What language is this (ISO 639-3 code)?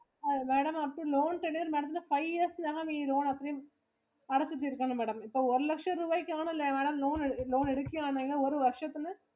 mal